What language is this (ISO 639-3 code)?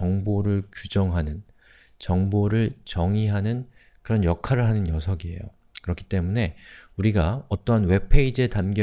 kor